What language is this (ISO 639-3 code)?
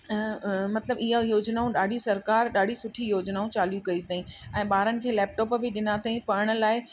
snd